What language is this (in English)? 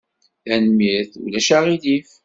Kabyle